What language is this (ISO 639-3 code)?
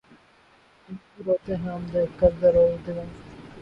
urd